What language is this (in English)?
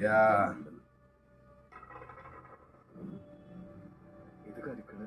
Hindi